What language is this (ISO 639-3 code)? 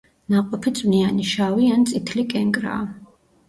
kat